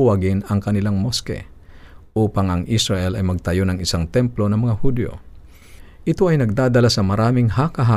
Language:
Filipino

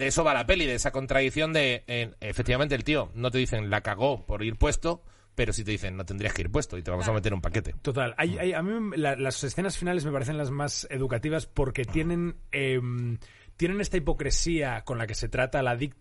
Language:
Spanish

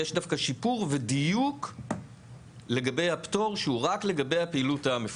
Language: Hebrew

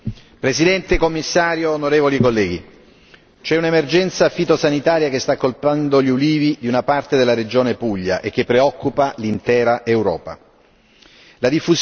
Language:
Italian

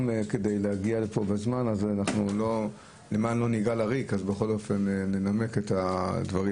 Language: Hebrew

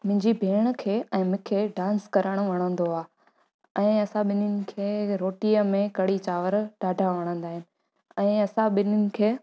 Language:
Sindhi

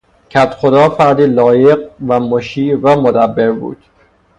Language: Persian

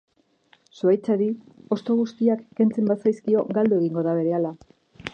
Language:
Basque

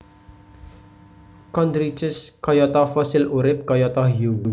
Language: Javanese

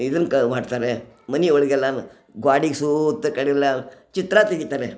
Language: Kannada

